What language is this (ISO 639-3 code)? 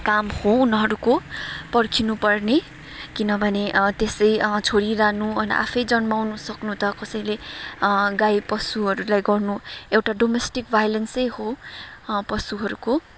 nep